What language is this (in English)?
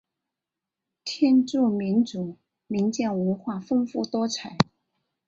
Chinese